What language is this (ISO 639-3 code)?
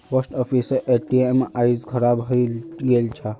mag